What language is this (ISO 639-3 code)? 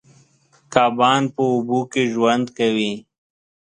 pus